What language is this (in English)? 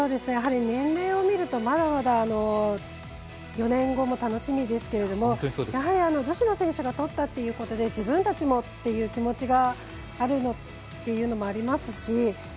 Japanese